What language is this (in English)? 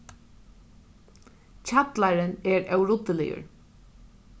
Faroese